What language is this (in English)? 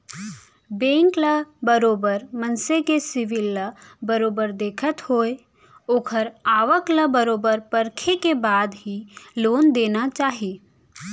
Chhattisgarhi